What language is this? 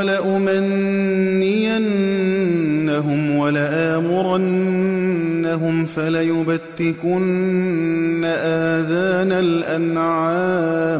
Arabic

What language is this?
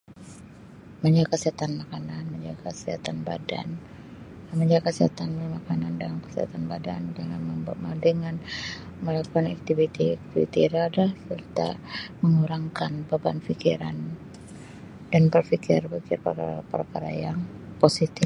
Sabah Malay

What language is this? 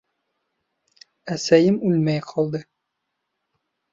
Bashkir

